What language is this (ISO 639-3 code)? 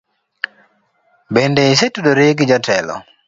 luo